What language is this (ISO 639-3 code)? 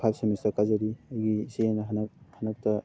mni